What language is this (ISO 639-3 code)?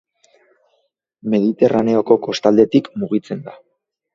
eus